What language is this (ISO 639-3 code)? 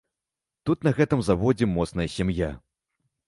bel